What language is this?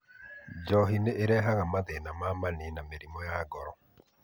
Kikuyu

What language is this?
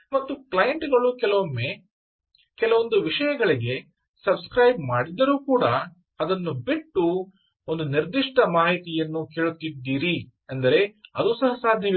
Kannada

